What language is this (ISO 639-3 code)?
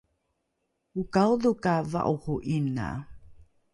dru